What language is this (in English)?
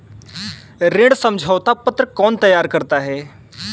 Hindi